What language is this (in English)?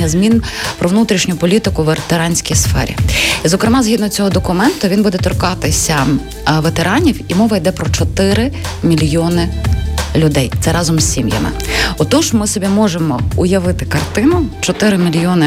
Ukrainian